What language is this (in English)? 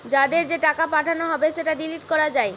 Bangla